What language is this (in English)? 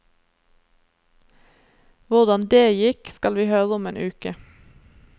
Norwegian